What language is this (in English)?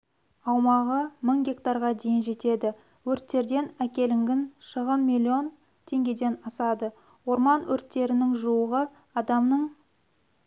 Kazakh